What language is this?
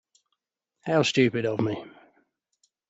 English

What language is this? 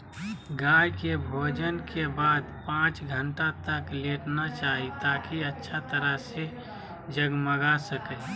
Magahi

